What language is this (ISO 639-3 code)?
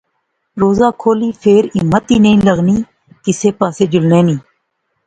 phr